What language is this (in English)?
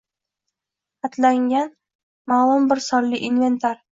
Uzbek